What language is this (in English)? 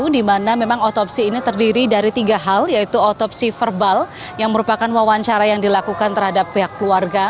Indonesian